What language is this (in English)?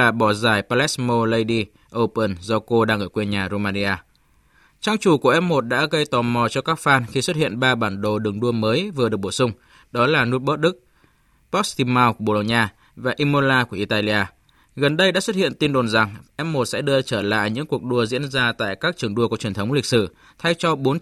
Vietnamese